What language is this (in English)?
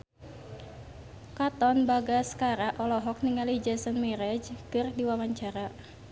Sundanese